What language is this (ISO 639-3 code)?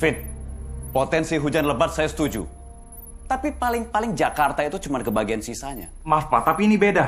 ind